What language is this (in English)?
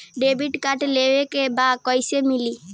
Bhojpuri